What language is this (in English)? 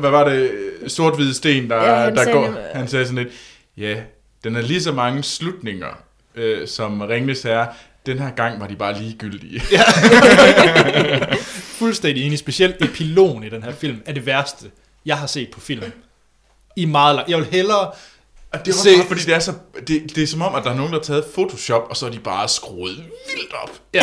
Danish